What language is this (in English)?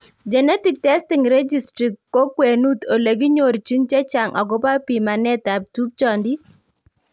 Kalenjin